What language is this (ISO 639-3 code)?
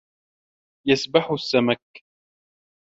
ara